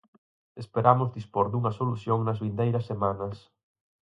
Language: Galician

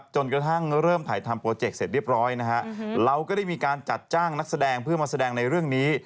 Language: Thai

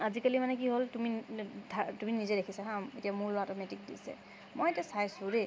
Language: Assamese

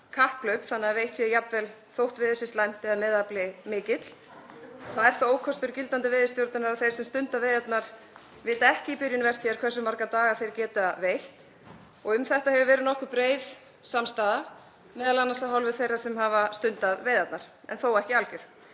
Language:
Icelandic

